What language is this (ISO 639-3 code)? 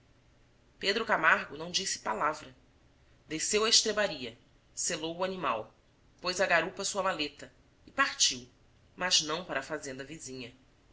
por